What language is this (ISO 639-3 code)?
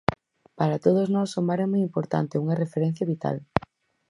glg